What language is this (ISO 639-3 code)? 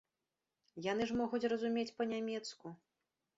bel